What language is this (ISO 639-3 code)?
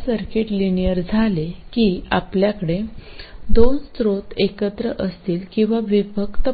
mar